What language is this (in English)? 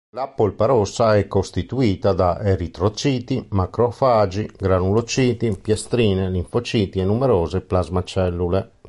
Italian